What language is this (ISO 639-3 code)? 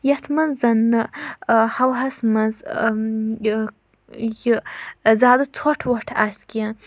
kas